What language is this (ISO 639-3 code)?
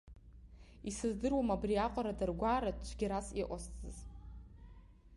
abk